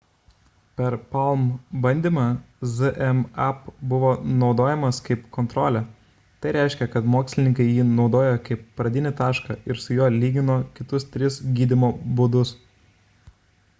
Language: Lithuanian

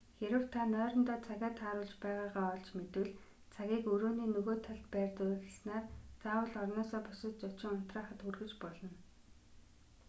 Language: Mongolian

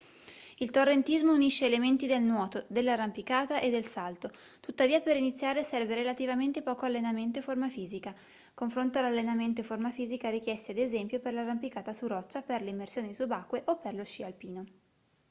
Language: Italian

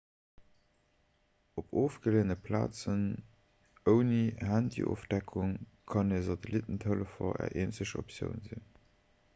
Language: Luxembourgish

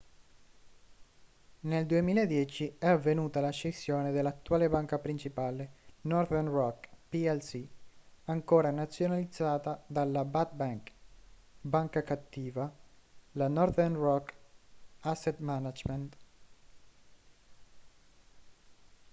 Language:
Italian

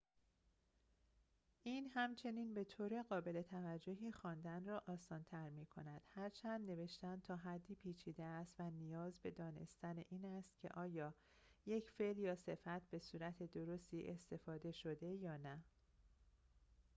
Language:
Persian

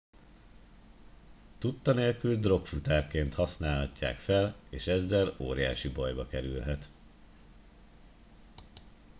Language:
Hungarian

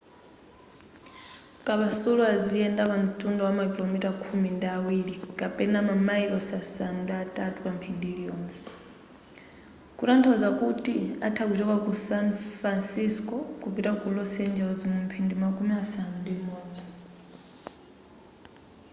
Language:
Nyanja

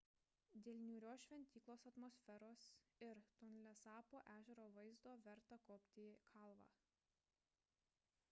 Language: Lithuanian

